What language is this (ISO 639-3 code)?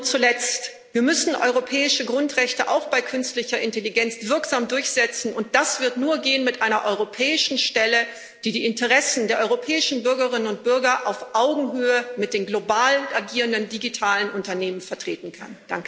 deu